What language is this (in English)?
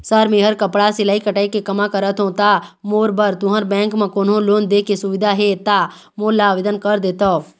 Chhattisgarhi